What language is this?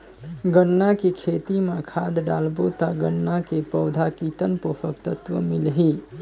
Chhattisgarhi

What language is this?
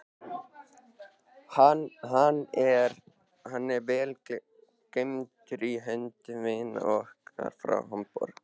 Icelandic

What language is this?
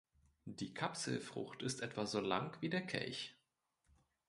German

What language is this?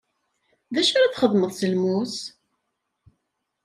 Kabyle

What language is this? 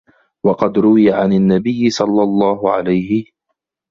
Arabic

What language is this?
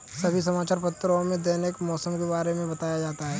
Hindi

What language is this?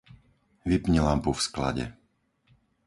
Slovak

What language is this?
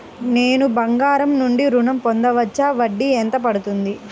Telugu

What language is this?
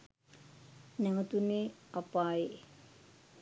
Sinhala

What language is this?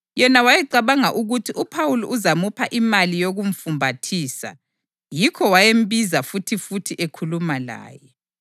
North Ndebele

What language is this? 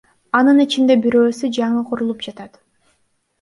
Kyrgyz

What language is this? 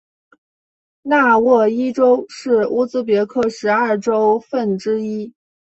Chinese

